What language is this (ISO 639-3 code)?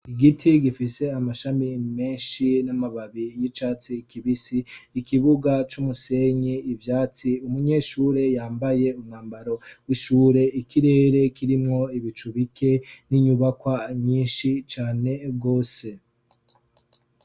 run